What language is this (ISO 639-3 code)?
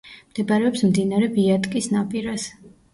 kat